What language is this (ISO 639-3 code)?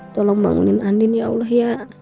ind